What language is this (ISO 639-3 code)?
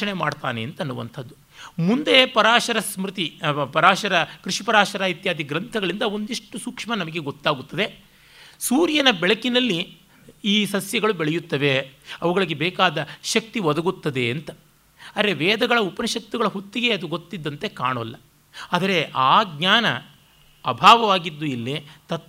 kan